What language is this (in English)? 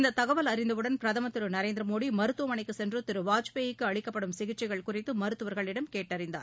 Tamil